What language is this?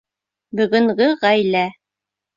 Bashkir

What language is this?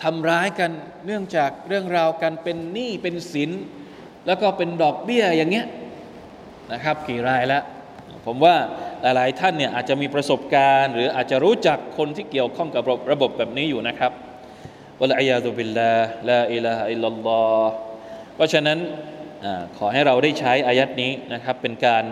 Thai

